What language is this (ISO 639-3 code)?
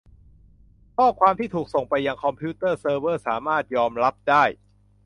tha